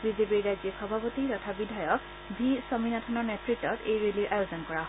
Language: Assamese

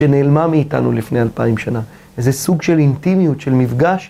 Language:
Hebrew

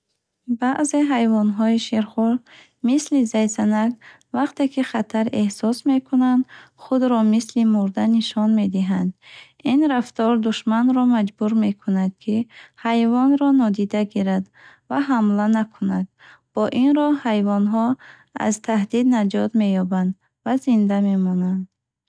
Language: Bukharic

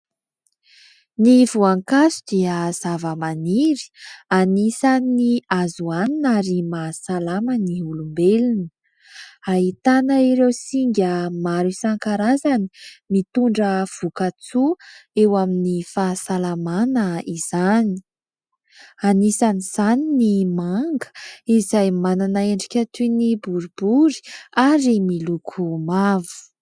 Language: Malagasy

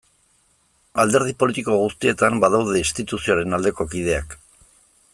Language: Basque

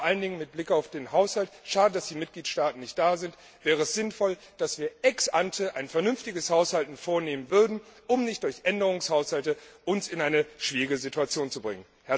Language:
German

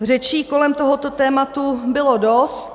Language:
Czech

